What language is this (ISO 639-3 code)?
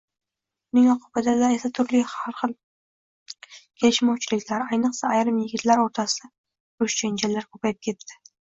uzb